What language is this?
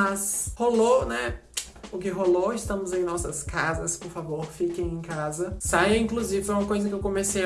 Portuguese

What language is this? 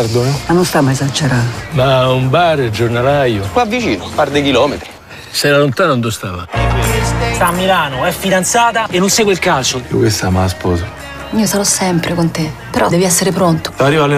Italian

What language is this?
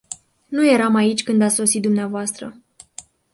Romanian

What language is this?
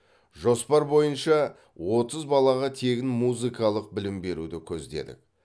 Kazakh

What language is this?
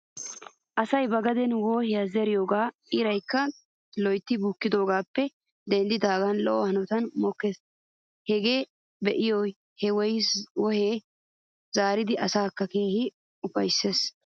Wolaytta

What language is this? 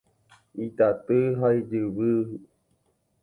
Guarani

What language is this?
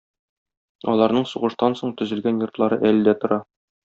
Tatar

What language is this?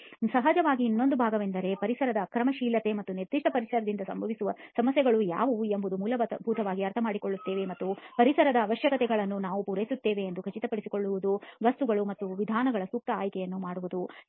Kannada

